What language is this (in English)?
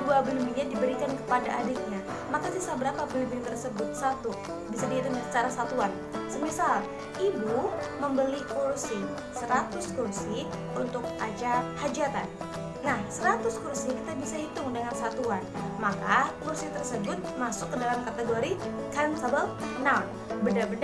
Indonesian